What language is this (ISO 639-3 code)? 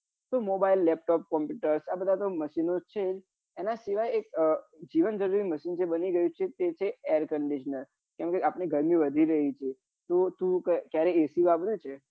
guj